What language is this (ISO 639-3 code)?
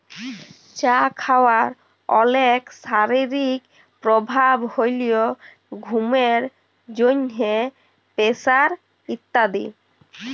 ben